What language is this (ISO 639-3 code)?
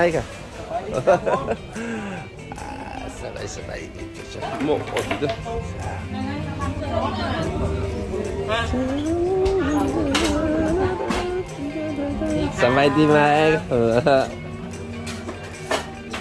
kor